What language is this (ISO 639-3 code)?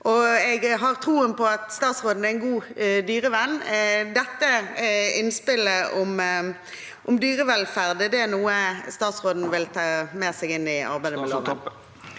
nor